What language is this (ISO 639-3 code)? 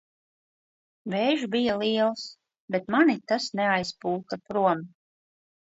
lav